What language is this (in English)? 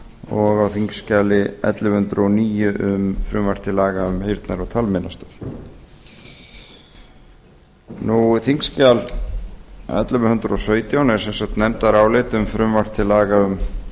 Icelandic